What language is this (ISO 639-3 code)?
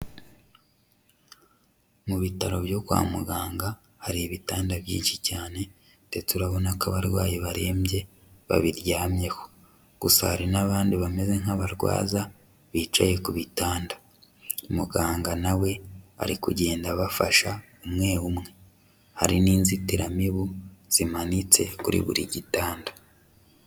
kin